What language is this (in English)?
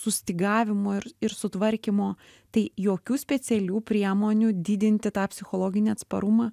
Lithuanian